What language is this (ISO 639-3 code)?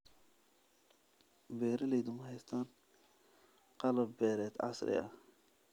som